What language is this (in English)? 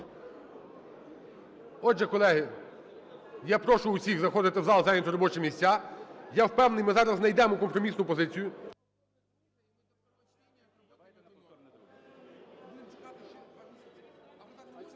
Ukrainian